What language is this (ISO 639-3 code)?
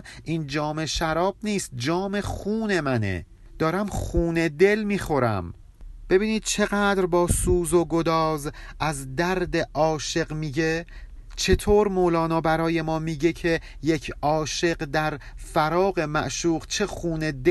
fas